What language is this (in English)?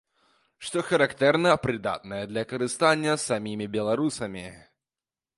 Belarusian